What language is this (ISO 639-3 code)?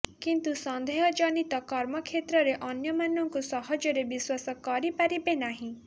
ori